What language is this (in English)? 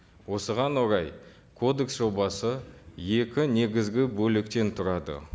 Kazakh